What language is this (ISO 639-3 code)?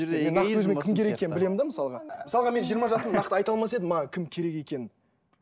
kaz